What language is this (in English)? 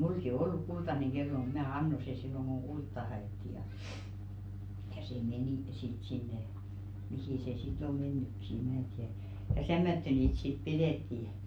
Finnish